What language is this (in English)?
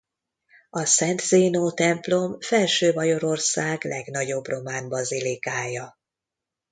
Hungarian